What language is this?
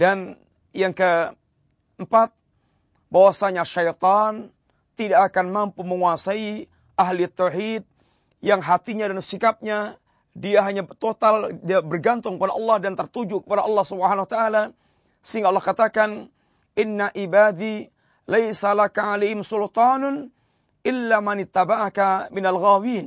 Malay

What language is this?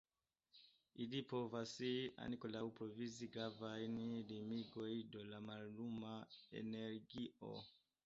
Esperanto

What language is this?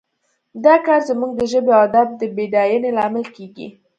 Pashto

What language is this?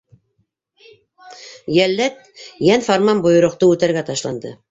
Bashkir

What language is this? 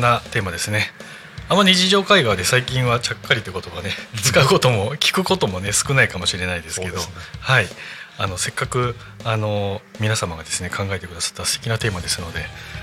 Japanese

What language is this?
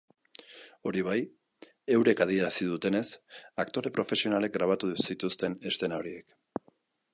Basque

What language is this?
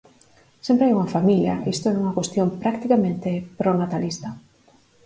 Galician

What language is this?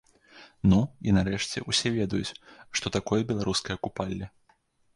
Belarusian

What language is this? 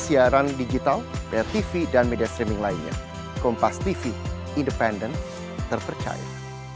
Indonesian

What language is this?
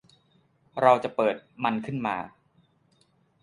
Thai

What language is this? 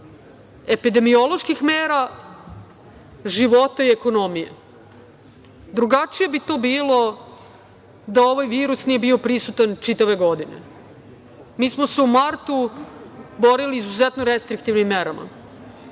Serbian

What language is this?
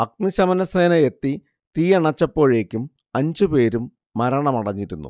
Malayalam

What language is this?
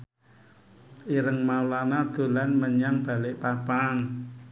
Javanese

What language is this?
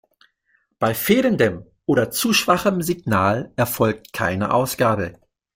German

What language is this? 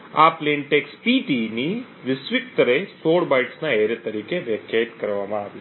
Gujarati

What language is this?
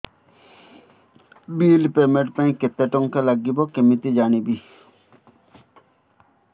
Odia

